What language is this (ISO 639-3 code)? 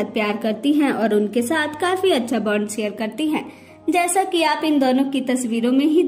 hin